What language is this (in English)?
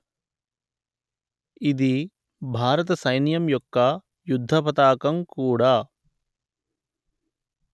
Telugu